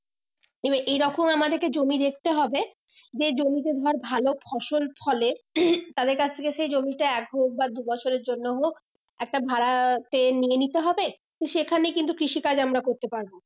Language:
Bangla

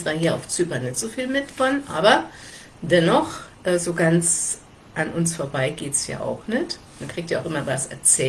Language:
German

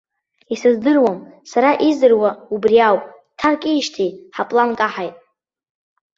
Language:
Abkhazian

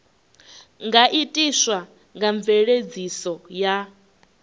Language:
Venda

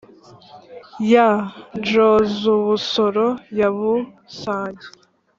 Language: Kinyarwanda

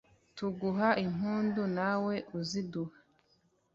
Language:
Kinyarwanda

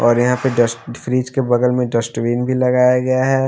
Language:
Hindi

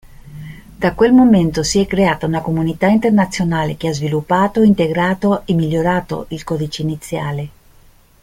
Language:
Italian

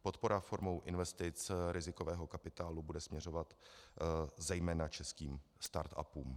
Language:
Czech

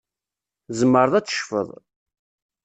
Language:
Kabyle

